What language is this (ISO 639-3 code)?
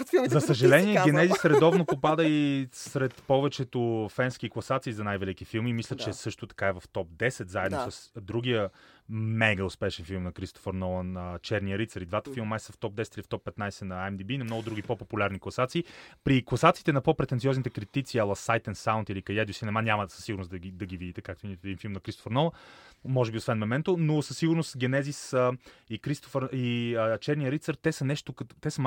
bul